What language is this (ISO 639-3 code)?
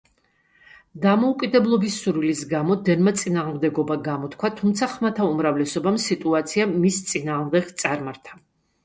kat